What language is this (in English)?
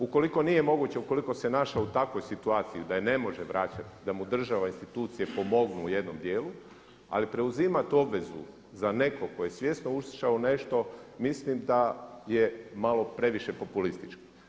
Croatian